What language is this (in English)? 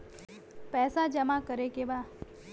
Bhojpuri